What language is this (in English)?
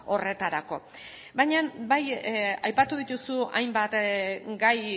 Basque